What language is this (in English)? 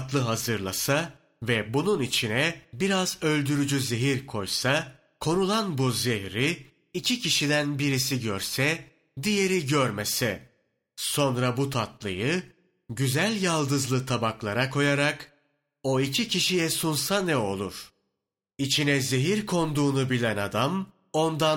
Turkish